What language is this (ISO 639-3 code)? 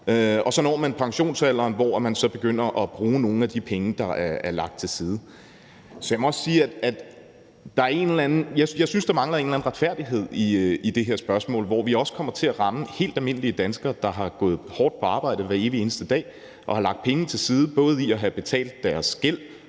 dan